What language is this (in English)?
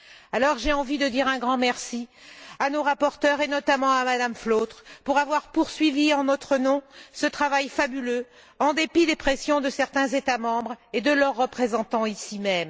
French